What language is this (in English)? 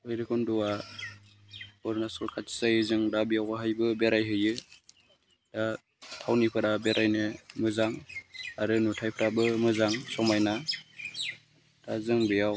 Bodo